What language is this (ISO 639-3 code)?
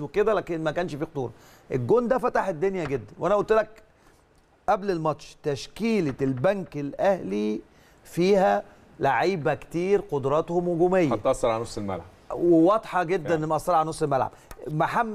ara